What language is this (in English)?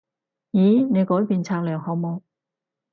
Cantonese